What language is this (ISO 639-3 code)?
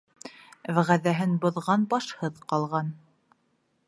bak